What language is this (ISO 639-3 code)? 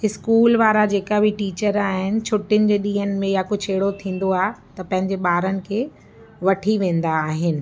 snd